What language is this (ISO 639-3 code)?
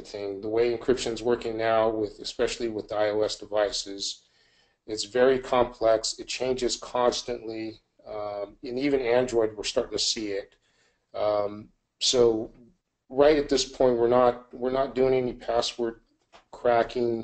eng